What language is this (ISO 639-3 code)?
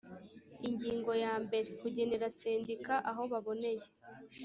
kin